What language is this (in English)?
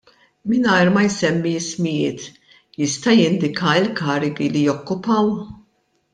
Maltese